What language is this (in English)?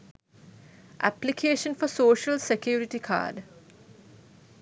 Sinhala